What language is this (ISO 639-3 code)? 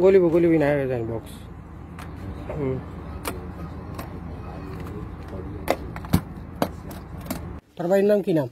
ara